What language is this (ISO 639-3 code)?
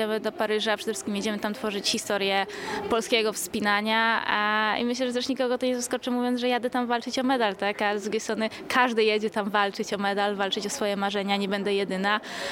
pol